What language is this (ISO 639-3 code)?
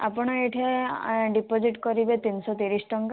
ori